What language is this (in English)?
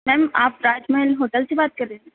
Urdu